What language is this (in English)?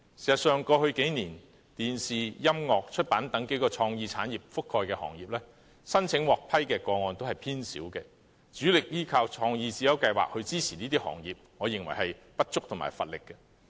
Cantonese